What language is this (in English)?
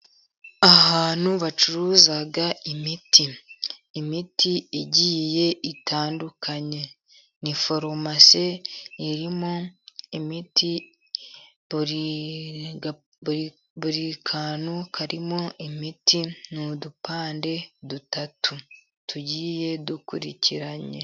Kinyarwanda